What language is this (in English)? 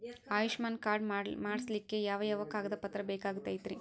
Kannada